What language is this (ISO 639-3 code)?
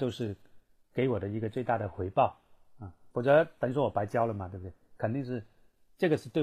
zho